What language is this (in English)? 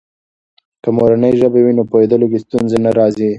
Pashto